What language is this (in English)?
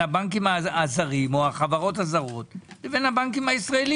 Hebrew